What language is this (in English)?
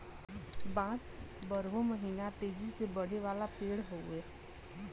Bhojpuri